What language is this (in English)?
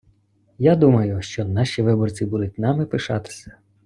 Ukrainian